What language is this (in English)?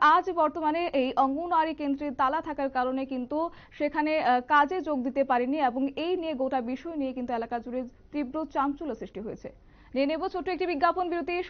Hindi